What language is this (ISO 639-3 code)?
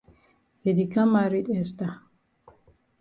wes